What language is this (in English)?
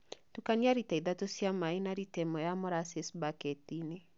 Kikuyu